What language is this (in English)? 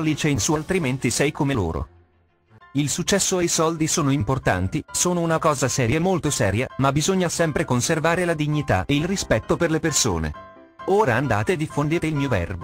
Italian